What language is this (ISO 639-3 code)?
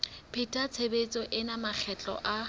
sot